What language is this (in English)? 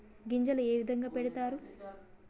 Telugu